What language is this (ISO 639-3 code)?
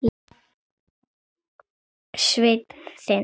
isl